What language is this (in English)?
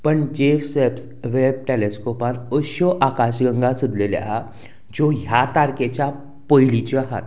Konkani